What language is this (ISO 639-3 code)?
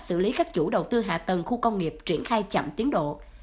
vie